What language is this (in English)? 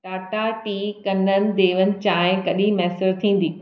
Sindhi